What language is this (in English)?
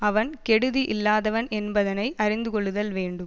Tamil